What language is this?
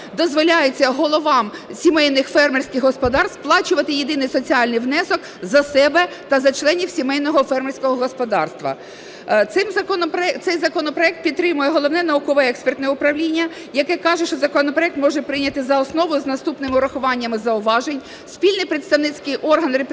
Ukrainian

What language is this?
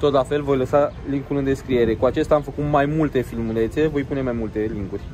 Romanian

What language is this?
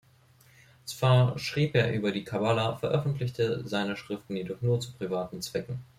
German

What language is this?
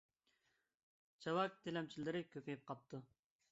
Uyghur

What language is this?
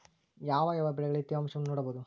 Kannada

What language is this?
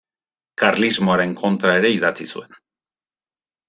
Basque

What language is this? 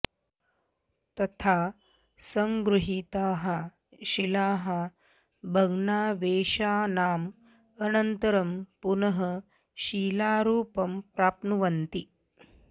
Sanskrit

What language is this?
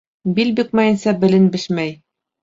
Bashkir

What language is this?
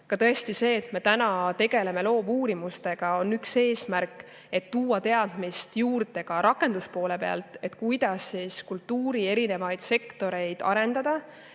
Estonian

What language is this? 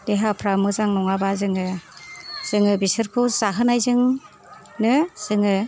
Bodo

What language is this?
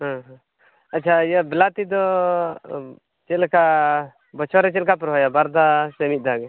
Santali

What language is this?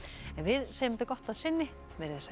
Icelandic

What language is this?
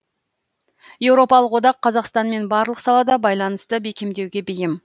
Kazakh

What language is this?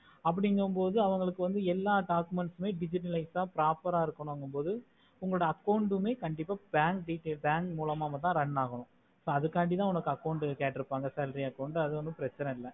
Tamil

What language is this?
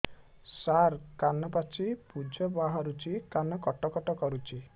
Odia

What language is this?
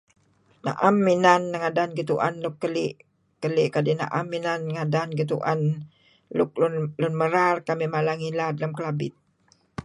Kelabit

